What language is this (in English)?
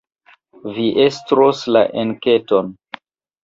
Esperanto